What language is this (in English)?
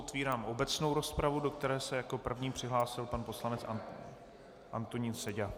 Czech